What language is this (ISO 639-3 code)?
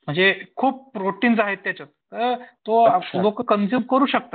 mar